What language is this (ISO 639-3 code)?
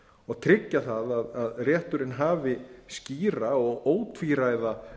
isl